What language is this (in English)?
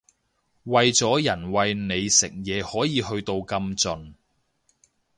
Cantonese